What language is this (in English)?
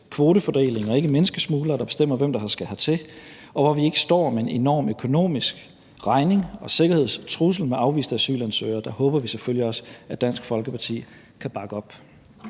Danish